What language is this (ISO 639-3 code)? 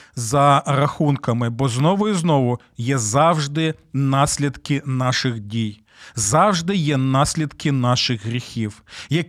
ukr